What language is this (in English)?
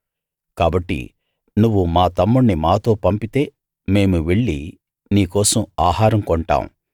Telugu